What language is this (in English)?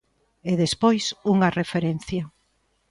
Galician